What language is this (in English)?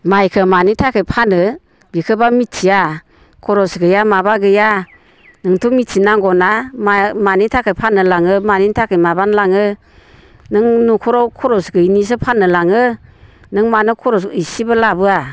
Bodo